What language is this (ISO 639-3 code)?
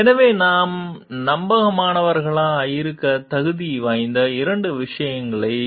tam